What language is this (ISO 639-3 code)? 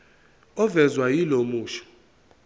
zul